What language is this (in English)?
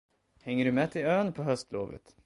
Swedish